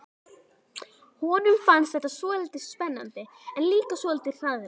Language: Icelandic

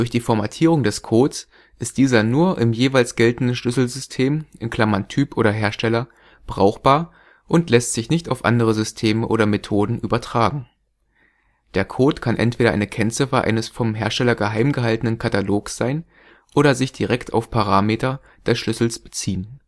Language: German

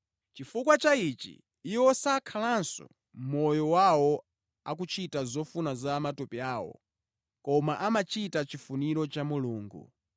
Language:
Nyanja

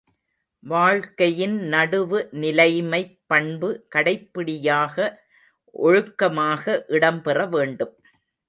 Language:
Tamil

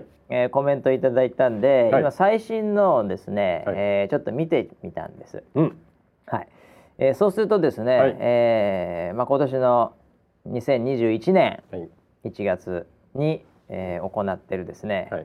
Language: Japanese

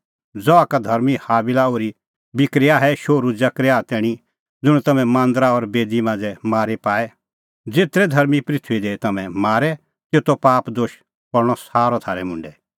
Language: Kullu Pahari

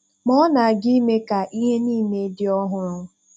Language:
Igbo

